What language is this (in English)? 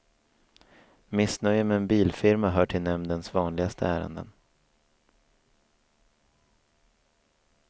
Swedish